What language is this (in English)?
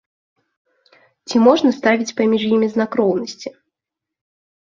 Belarusian